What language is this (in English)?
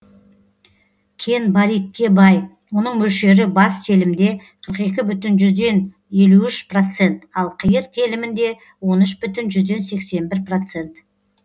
Kazakh